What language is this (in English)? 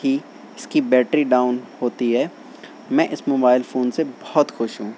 Urdu